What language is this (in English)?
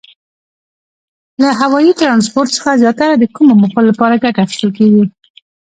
Pashto